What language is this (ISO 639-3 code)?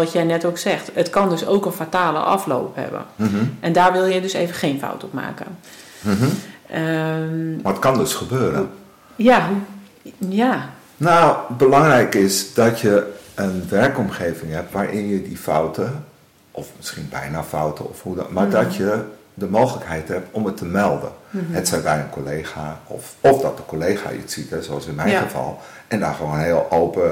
nld